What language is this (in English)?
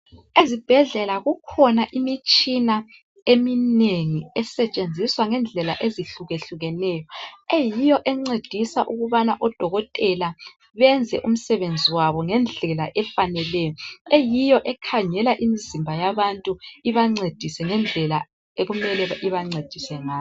North Ndebele